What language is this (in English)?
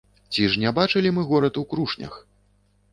Belarusian